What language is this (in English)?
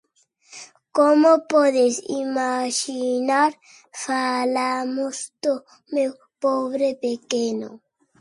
Galician